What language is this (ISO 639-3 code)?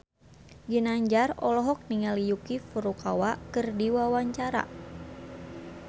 sun